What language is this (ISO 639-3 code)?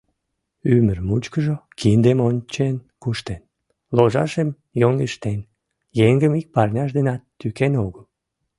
chm